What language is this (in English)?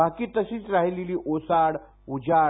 Marathi